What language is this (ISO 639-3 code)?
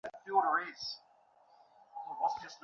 ben